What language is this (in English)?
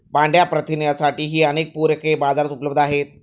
Marathi